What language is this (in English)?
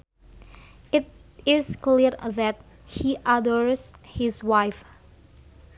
Sundanese